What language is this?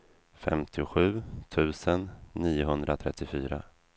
Swedish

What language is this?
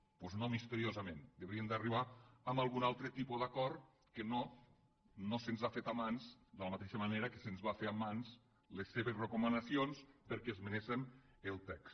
Catalan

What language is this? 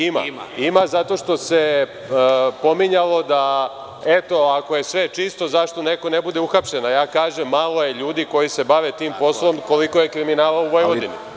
Serbian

